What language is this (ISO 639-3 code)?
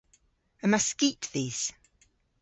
cor